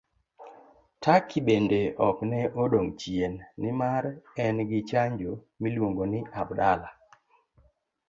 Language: Luo (Kenya and Tanzania)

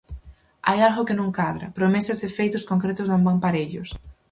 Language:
Galician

